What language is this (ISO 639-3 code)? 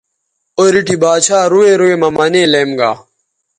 btv